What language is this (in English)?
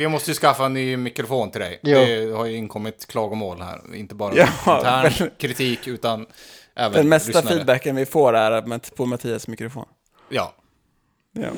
Swedish